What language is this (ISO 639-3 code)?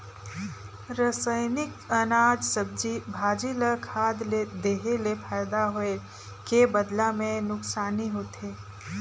hne